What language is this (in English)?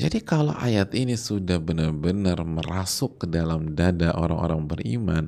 Indonesian